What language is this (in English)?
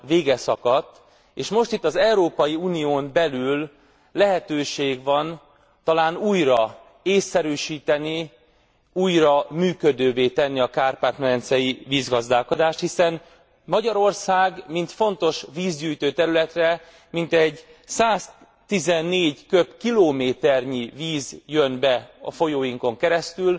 Hungarian